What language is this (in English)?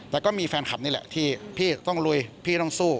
Thai